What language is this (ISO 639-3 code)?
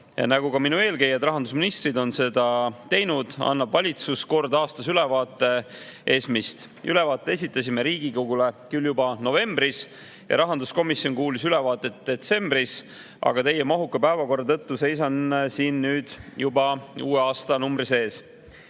est